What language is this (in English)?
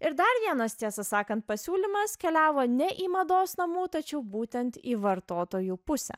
Lithuanian